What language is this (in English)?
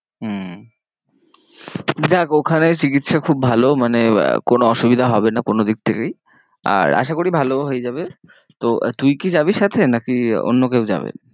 Bangla